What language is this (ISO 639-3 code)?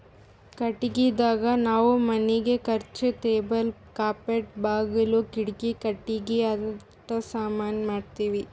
kan